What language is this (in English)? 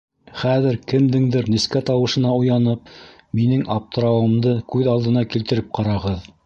Bashkir